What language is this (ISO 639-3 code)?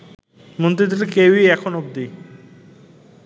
ben